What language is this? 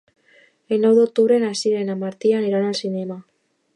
Catalan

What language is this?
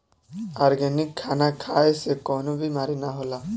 Bhojpuri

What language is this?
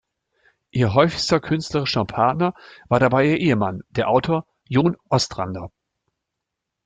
German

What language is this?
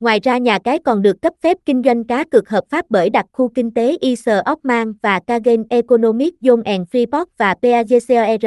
Vietnamese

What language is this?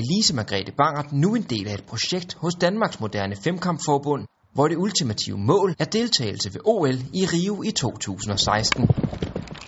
Danish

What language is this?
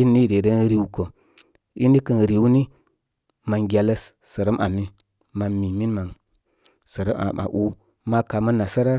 Koma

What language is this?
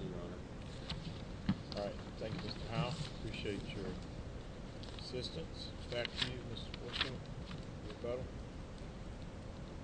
English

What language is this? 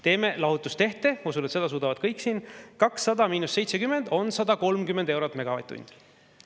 Estonian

